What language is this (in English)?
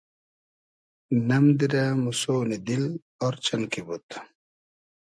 Hazaragi